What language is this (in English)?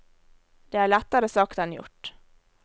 Norwegian